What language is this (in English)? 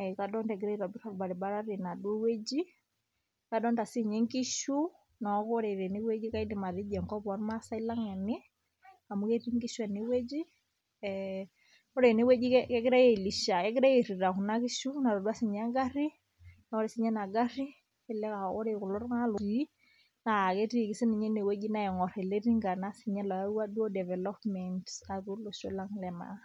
Masai